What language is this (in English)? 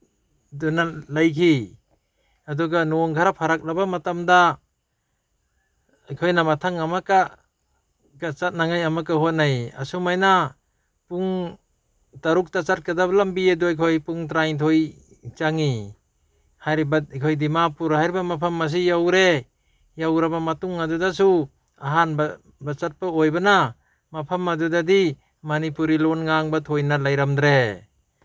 Manipuri